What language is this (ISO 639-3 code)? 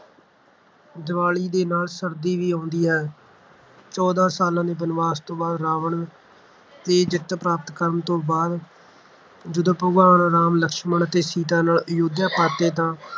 pan